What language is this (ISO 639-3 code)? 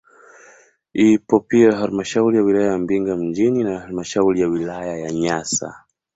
swa